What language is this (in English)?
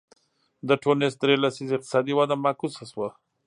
Pashto